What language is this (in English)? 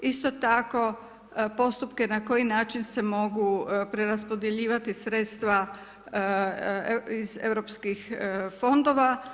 Croatian